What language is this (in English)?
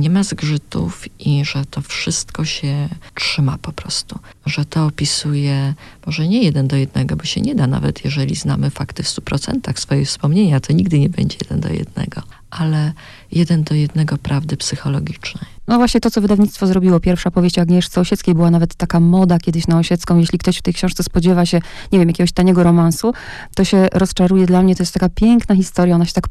Polish